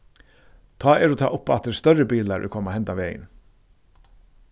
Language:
Faroese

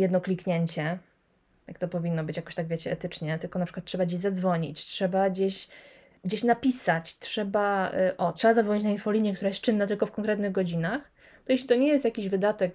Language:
Polish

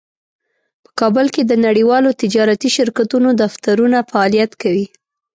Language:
Pashto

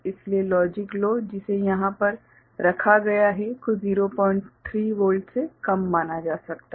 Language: Hindi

